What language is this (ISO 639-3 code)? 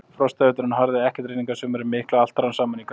isl